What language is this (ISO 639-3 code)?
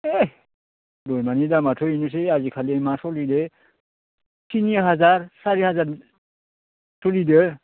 brx